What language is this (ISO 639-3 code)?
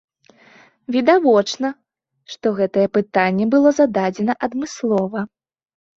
bel